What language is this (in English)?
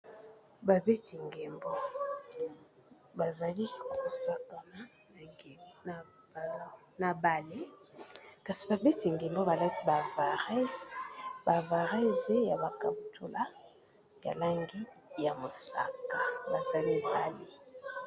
Lingala